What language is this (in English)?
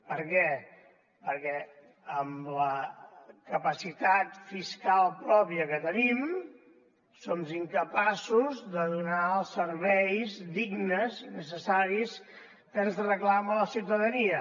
Catalan